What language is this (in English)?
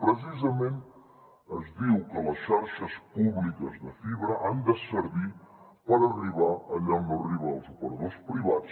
Catalan